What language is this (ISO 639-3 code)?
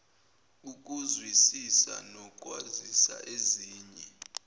zul